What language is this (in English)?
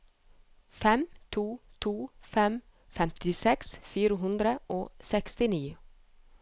Norwegian